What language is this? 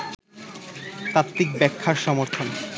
Bangla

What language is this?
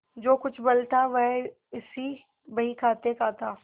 Hindi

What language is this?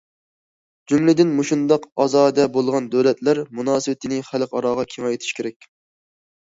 Uyghur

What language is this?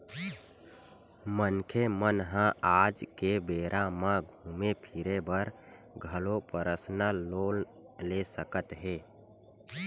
Chhattisgarhi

